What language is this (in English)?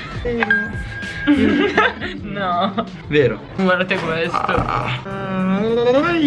Italian